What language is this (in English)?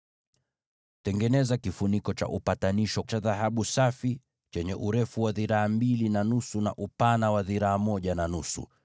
Swahili